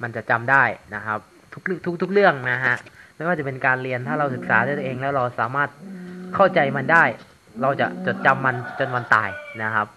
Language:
Thai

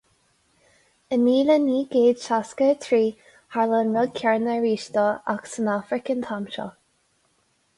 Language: Irish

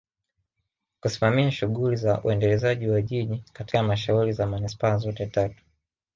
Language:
Swahili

